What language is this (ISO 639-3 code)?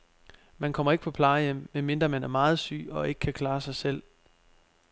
dan